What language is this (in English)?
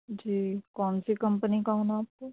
Urdu